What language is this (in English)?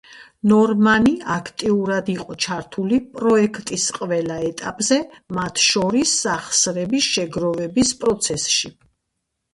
Georgian